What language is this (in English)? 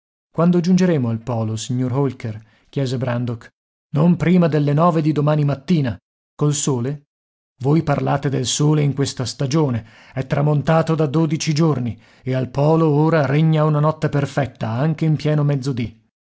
Italian